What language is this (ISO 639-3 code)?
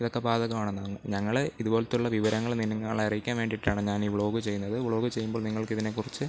mal